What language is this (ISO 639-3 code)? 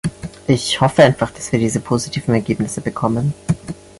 deu